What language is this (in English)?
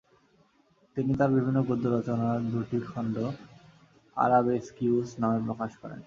Bangla